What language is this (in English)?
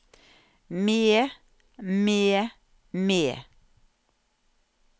Norwegian